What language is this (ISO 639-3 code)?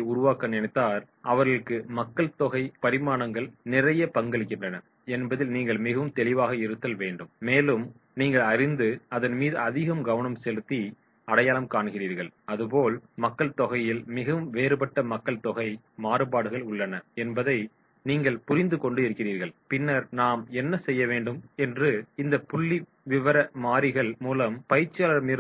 tam